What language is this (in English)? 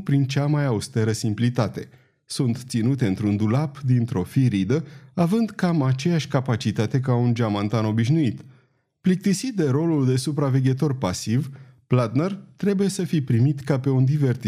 Romanian